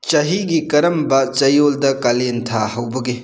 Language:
Manipuri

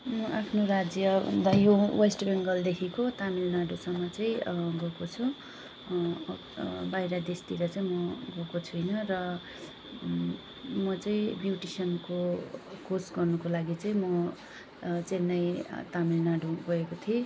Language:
Nepali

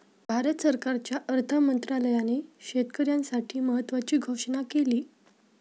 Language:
Marathi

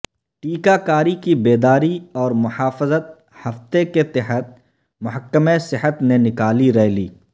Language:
Urdu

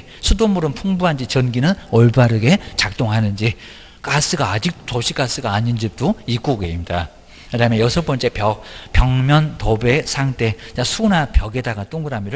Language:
Korean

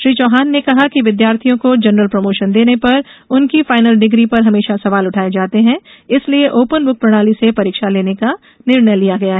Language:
Hindi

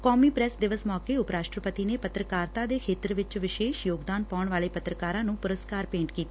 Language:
Punjabi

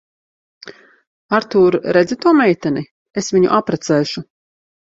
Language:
Latvian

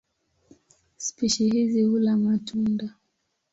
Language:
Swahili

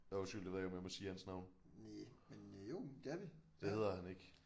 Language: Danish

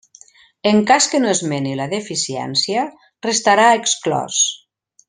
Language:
Catalan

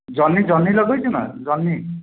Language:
Odia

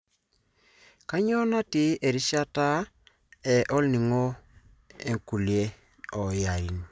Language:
Masai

